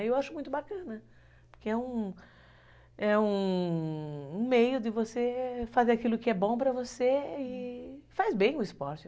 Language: Portuguese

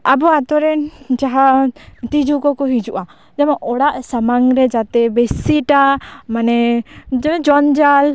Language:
Santali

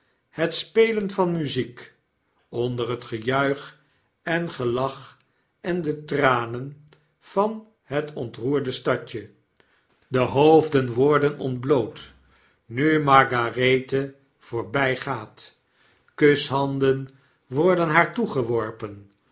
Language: Dutch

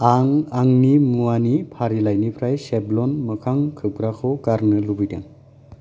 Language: Bodo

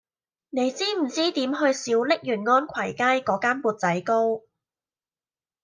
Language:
Cantonese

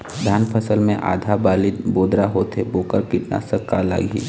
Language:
Chhattisgarhi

